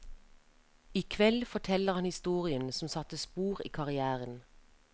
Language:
Norwegian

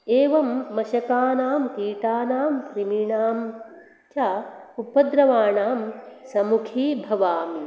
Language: Sanskrit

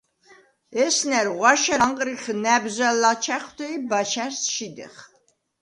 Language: Svan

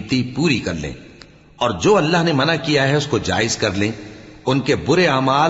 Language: Urdu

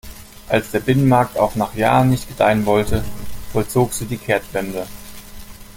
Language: German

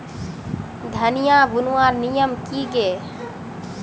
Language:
Magahi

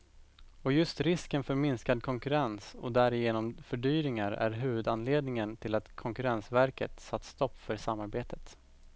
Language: Swedish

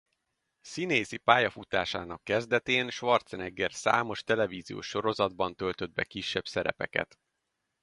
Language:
Hungarian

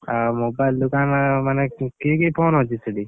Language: Odia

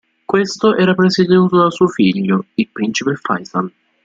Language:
Italian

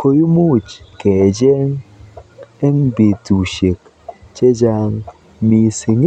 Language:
Kalenjin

